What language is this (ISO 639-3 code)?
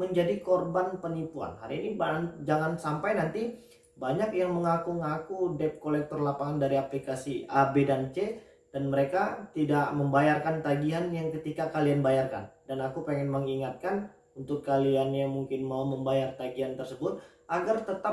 ind